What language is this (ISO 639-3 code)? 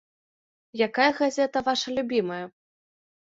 bel